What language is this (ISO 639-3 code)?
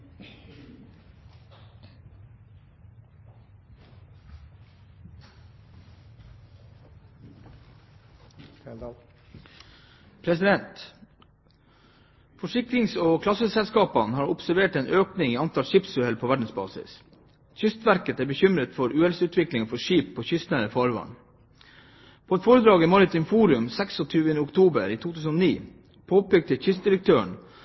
nob